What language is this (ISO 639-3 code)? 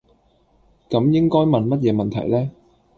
yue